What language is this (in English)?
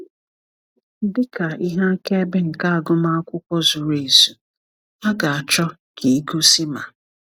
Igbo